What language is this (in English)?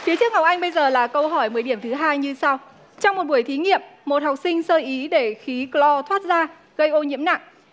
Vietnamese